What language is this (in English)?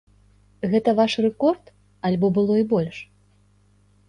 Belarusian